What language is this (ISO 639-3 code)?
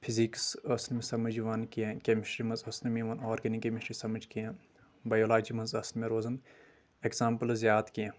kas